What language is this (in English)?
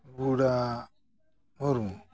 Santali